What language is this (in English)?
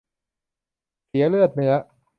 Thai